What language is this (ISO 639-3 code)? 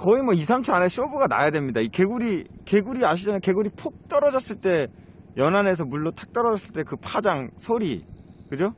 kor